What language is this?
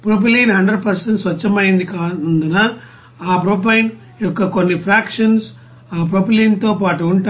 Telugu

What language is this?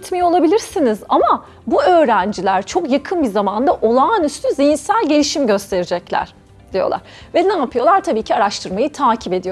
Turkish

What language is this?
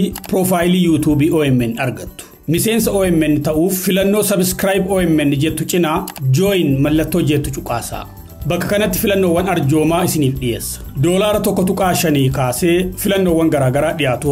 Arabic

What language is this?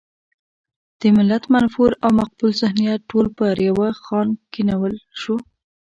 Pashto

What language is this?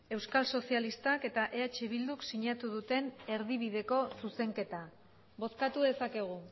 Basque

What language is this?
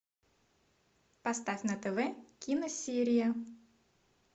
Russian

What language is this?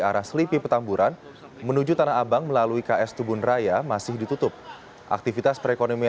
Indonesian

